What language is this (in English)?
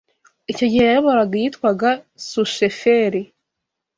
Kinyarwanda